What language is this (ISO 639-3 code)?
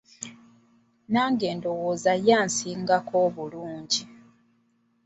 lug